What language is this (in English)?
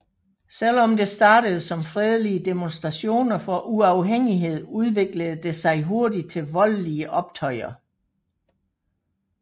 Danish